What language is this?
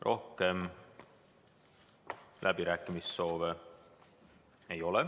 Estonian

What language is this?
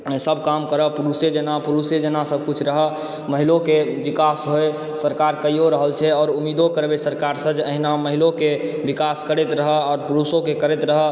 Maithili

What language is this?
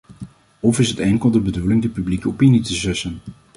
Dutch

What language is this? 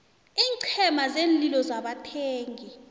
South Ndebele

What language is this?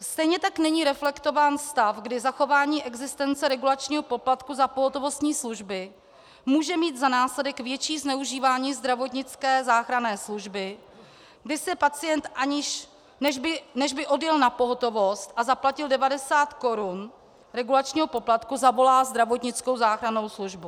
Czech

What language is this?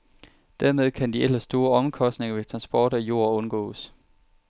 Danish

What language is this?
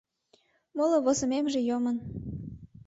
Mari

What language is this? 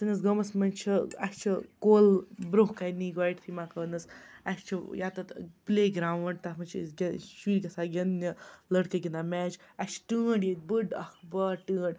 Kashmiri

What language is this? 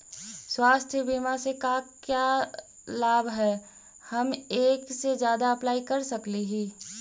Magahi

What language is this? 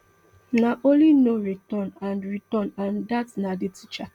Nigerian Pidgin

